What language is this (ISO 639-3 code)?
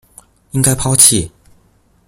zho